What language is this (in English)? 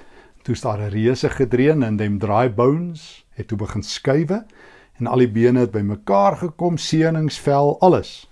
Dutch